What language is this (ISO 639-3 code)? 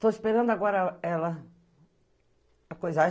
por